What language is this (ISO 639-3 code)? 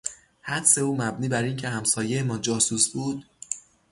fas